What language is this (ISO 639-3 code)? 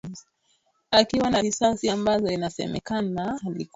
swa